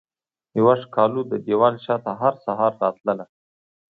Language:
Pashto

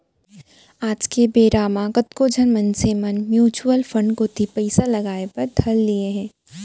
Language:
Chhattisgarhi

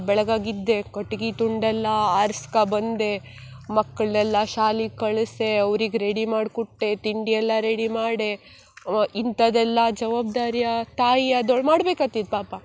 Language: Kannada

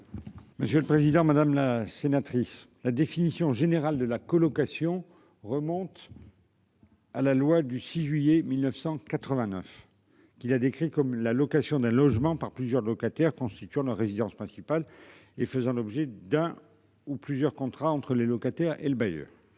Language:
French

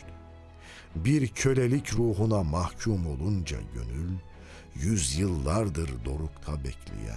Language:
Turkish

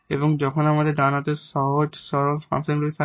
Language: Bangla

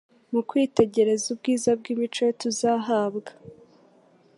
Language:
Kinyarwanda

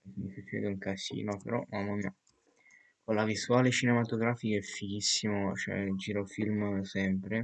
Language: Italian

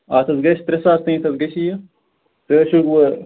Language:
Kashmiri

